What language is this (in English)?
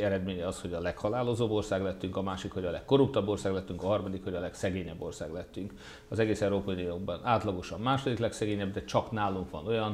Hungarian